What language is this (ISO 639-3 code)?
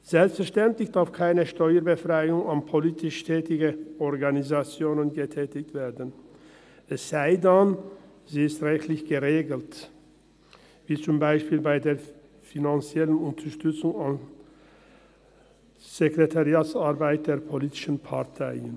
gsw